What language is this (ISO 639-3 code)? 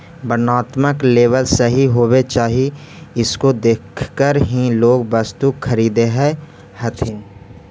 mag